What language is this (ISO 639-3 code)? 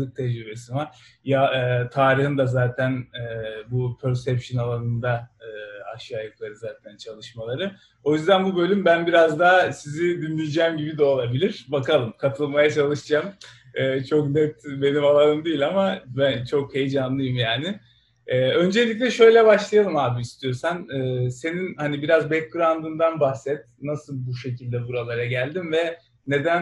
tur